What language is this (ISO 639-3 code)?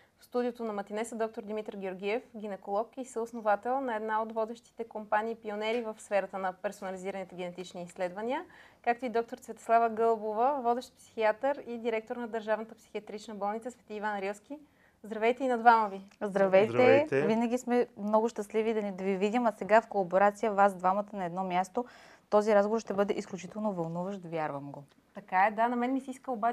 bul